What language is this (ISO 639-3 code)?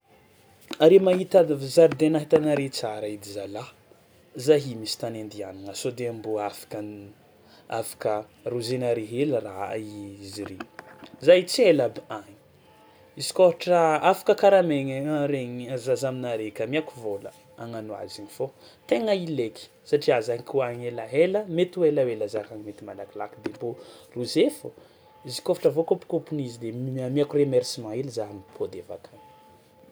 xmw